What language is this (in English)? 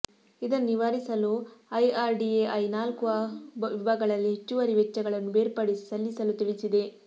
Kannada